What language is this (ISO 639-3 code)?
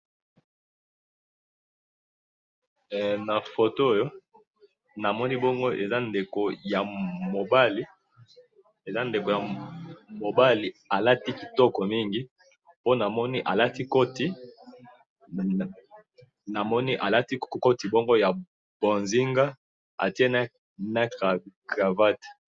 lin